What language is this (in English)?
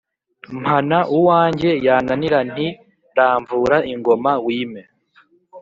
Kinyarwanda